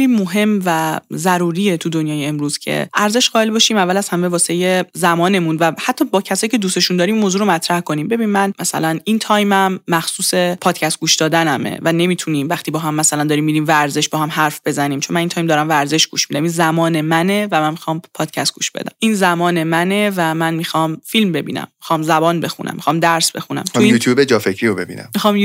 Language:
Persian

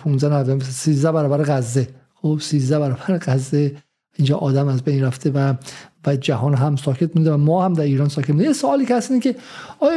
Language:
Persian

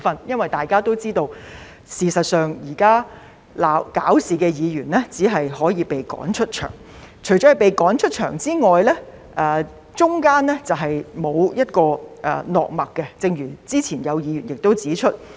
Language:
Cantonese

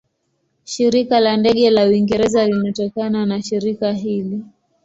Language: Swahili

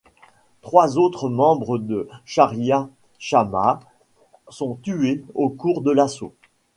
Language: French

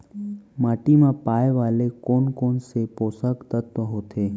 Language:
Chhattisgarhi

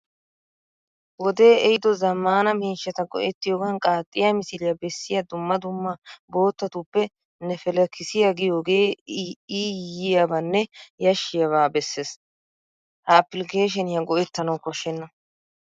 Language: Wolaytta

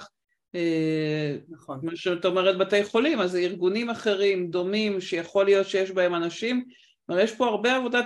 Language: Hebrew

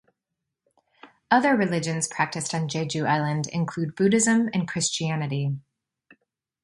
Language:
English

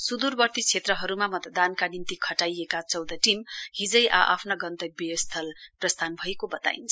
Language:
Nepali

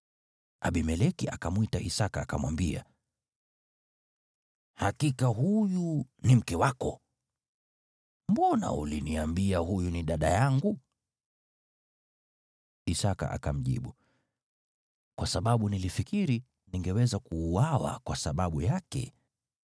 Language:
Swahili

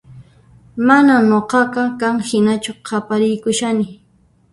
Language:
Puno Quechua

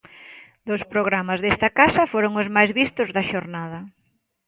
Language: Galician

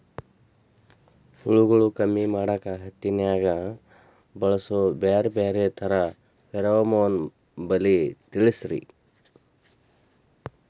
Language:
Kannada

